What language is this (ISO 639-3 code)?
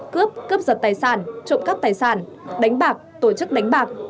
vie